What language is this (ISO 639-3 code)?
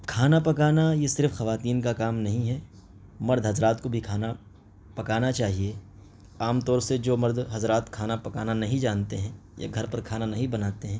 urd